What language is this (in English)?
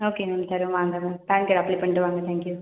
Tamil